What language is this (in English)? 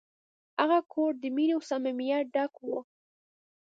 Pashto